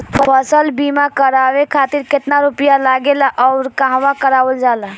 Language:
Bhojpuri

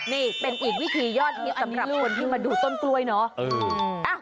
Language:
Thai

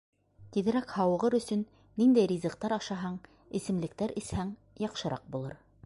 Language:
Bashkir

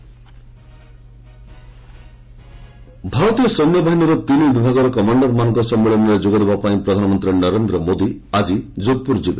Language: Odia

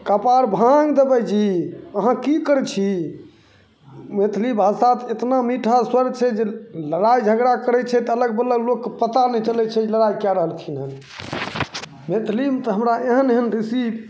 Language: Maithili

